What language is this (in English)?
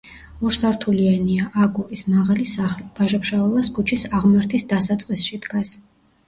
Georgian